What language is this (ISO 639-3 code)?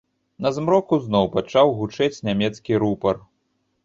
bel